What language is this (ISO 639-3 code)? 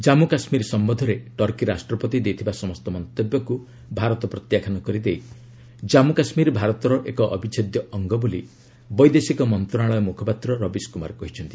ori